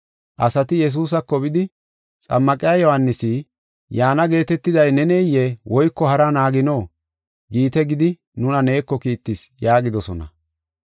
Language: Gofa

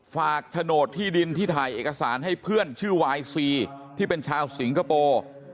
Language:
Thai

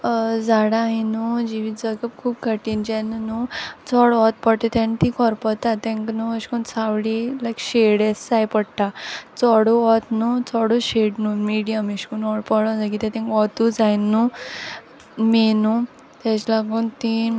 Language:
Konkani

